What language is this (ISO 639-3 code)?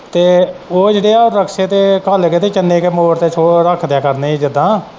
pan